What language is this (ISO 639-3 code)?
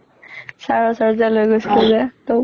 asm